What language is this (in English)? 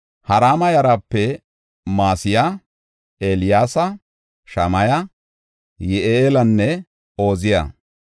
Gofa